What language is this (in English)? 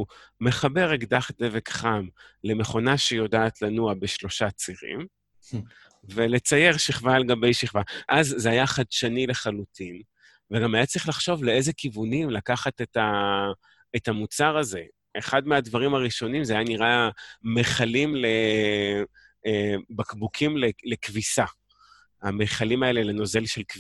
Hebrew